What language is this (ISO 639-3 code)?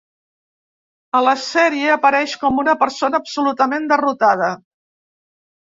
cat